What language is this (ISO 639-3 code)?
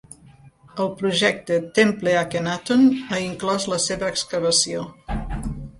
cat